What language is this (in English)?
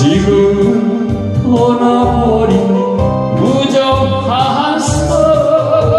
Korean